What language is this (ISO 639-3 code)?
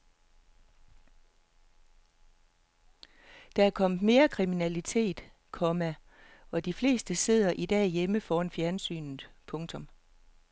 dan